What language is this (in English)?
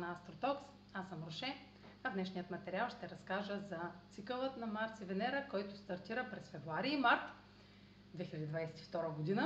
Bulgarian